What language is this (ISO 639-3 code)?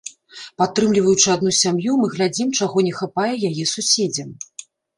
bel